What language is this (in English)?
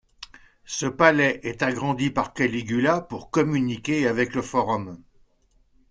French